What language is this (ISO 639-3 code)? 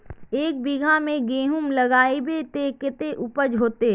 mag